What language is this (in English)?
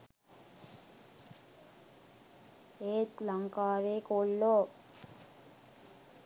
Sinhala